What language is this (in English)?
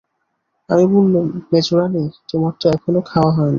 Bangla